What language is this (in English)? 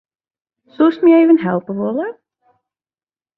Western Frisian